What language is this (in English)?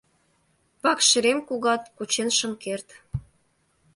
Mari